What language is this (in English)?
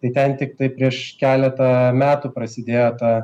Lithuanian